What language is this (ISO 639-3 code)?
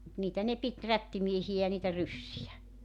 fin